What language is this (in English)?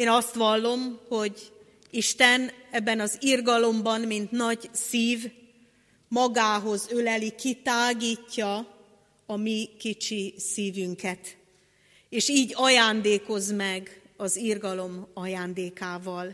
Hungarian